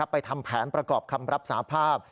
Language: Thai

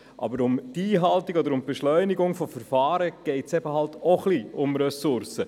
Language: Swiss German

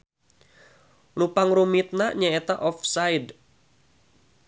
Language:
Sundanese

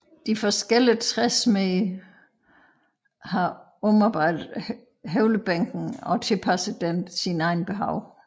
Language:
Danish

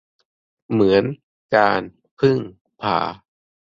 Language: Thai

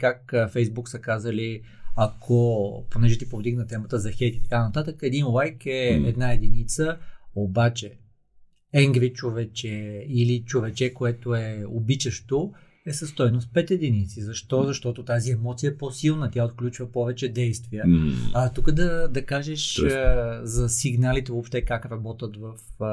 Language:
Bulgarian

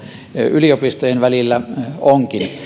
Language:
Finnish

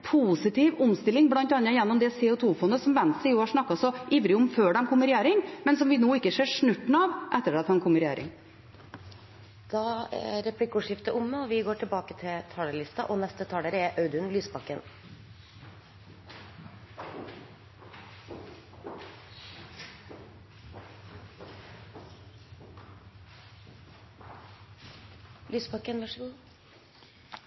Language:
Norwegian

